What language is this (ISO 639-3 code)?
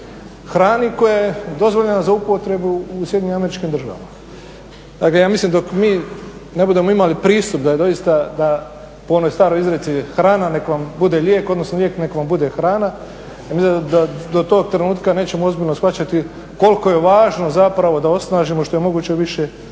hrv